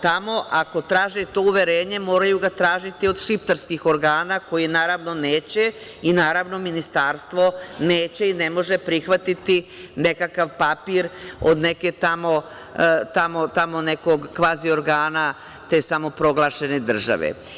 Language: Serbian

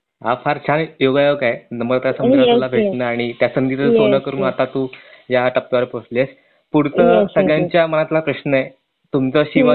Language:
Marathi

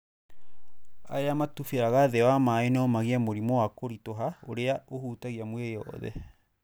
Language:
Kikuyu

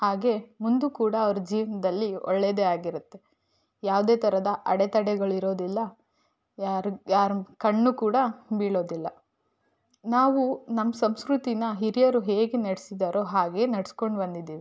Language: Kannada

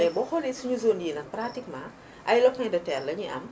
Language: Wolof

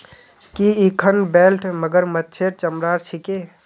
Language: Magahi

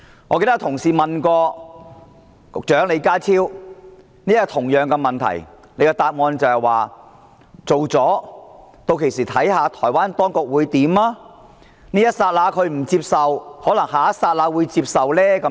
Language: Cantonese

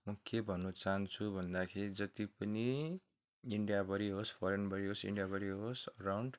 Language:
Nepali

